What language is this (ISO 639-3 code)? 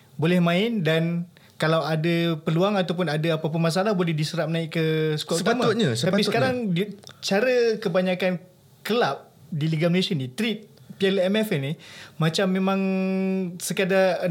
msa